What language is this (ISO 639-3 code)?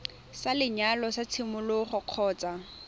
tsn